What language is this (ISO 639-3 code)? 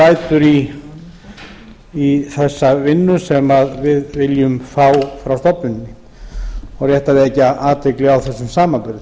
isl